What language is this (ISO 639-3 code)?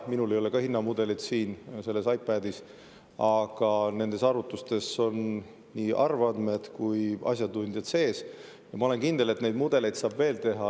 est